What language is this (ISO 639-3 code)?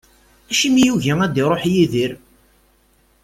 kab